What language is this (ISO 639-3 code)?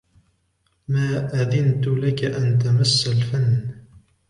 ara